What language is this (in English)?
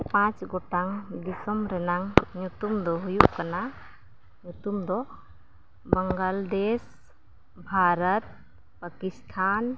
Santali